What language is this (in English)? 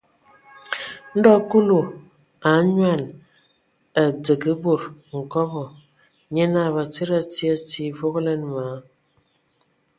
Ewondo